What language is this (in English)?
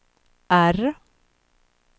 Swedish